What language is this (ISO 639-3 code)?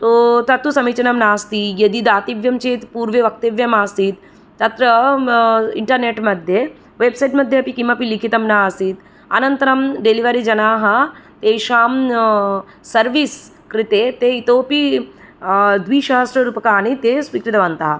san